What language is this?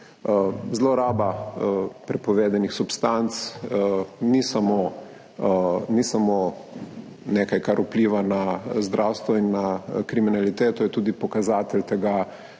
Slovenian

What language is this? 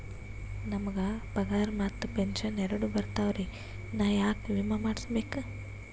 Kannada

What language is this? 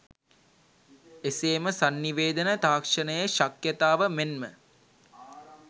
Sinhala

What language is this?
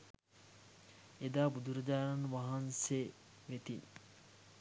Sinhala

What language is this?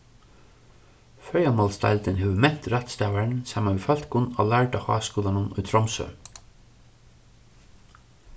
Faroese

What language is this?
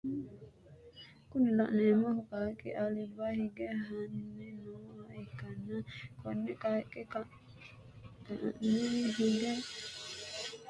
Sidamo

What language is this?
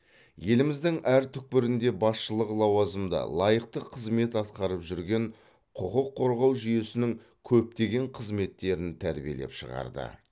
Kazakh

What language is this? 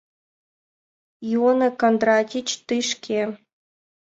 Mari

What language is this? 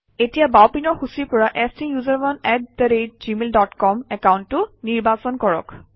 Assamese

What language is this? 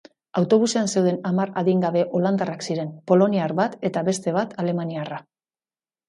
Basque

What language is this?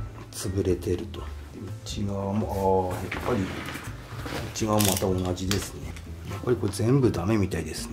Japanese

